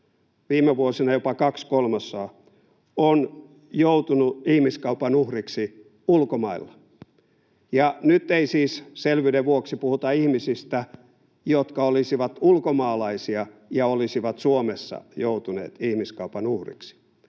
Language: Finnish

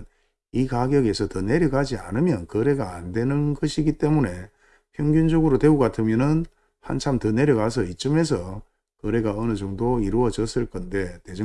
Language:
Korean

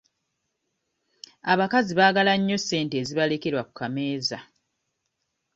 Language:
Ganda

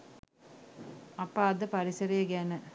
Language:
Sinhala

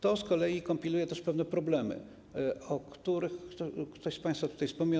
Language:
Polish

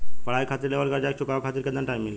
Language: Bhojpuri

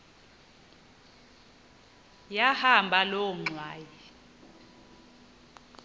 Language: Xhosa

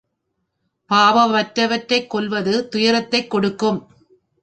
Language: Tamil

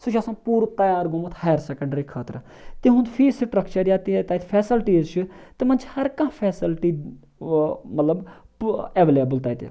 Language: Kashmiri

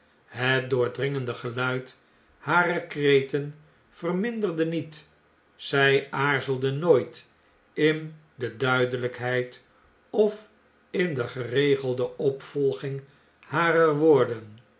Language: Dutch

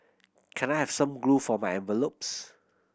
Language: English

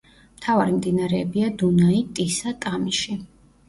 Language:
Georgian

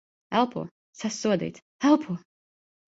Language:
Latvian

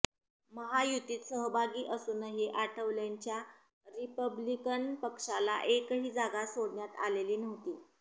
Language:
Marathi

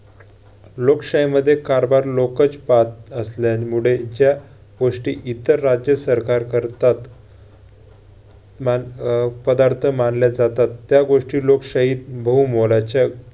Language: Marathi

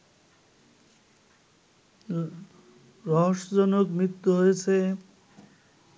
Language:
Bangla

